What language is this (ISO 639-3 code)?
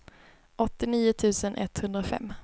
swe